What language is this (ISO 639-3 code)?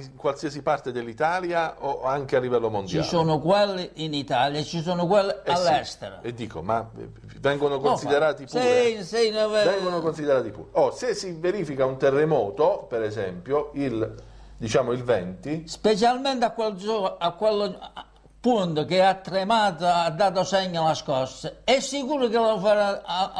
ita